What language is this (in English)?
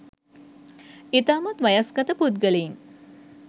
Sinhala